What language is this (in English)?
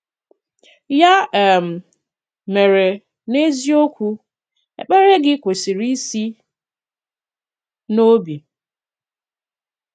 Igbo